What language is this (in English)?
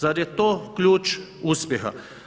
Croatian